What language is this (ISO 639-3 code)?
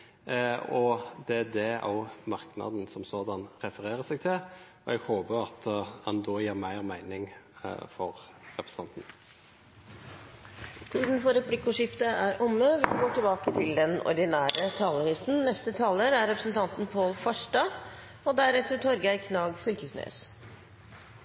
nor